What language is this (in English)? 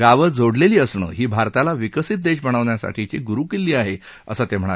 Marathi